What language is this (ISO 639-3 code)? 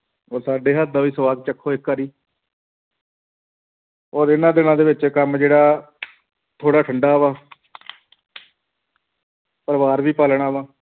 pan